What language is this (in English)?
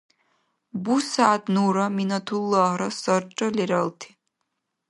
Dargwa